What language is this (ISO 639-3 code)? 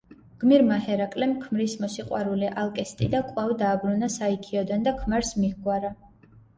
kat